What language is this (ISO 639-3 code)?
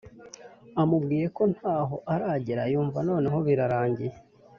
kin